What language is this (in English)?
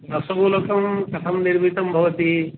Sanskrit